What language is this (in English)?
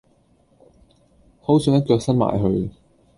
Cantonese